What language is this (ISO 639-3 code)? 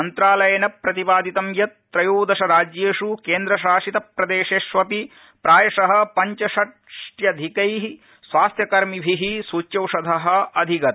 san